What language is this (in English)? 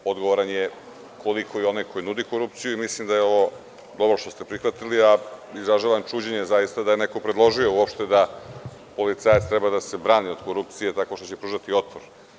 Serbian